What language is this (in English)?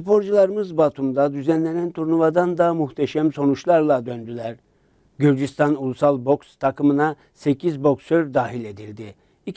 Turkish